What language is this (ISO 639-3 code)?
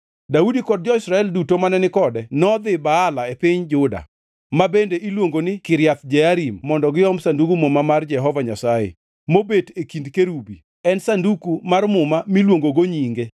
luo